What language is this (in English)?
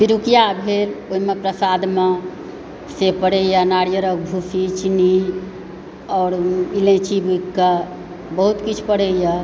Maithili